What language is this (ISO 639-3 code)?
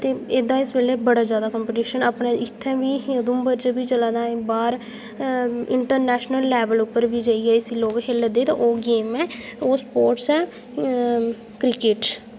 doi